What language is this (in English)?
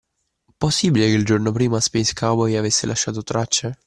Italian